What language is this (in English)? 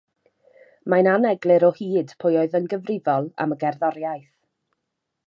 Welsh